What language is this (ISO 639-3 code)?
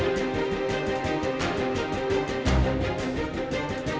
ind